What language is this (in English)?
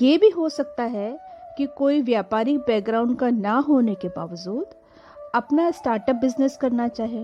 Hindi